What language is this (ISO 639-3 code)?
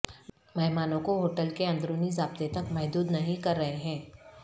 urd